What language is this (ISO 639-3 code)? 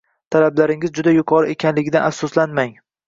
uzb